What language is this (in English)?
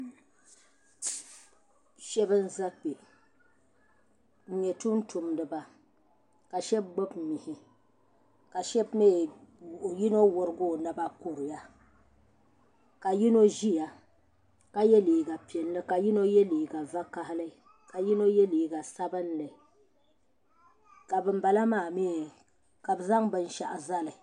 Dagbani